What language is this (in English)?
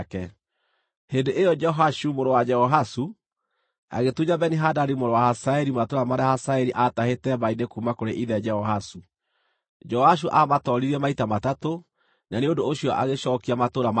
Kikuyu